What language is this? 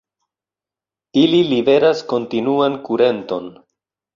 Esperanto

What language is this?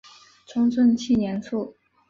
Chinese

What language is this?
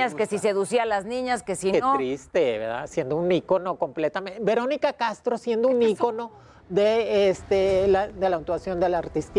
Spanish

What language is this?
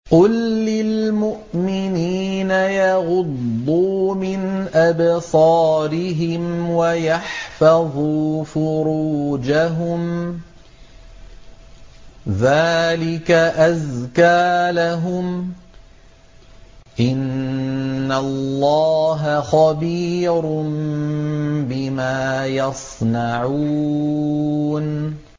Arabic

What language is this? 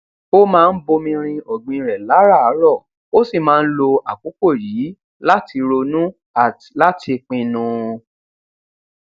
Yoruba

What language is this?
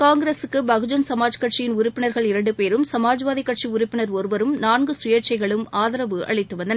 Tamil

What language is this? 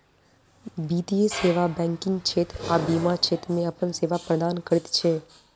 Maithili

